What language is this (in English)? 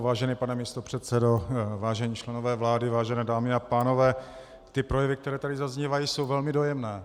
Czech